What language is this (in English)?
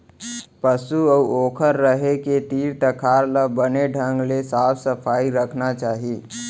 Chhattisgarhi